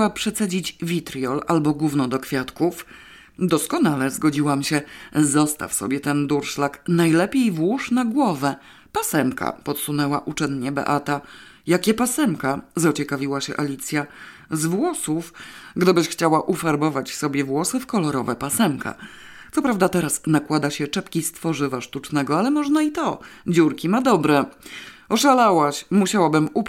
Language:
Polish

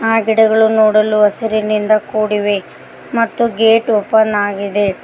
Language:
Kannada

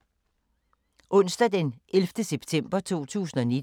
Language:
Danish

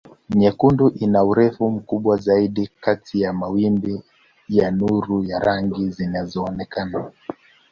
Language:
Swahili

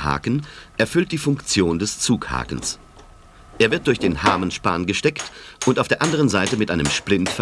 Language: German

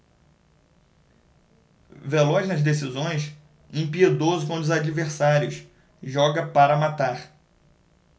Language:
Portuguese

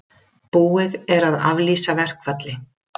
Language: Icelandic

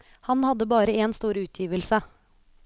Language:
Norwegian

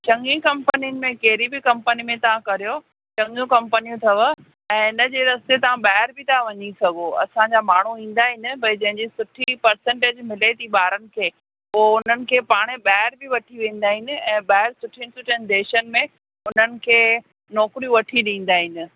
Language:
Sindhi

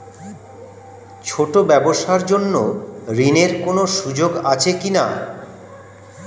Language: Bangla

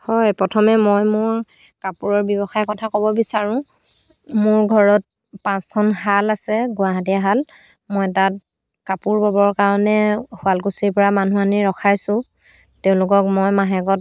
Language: Assamese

